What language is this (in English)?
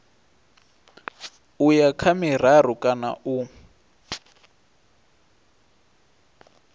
Venda